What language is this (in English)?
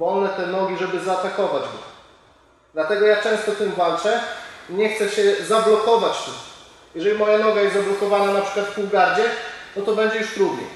Polish